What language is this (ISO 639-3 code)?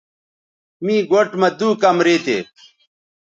btv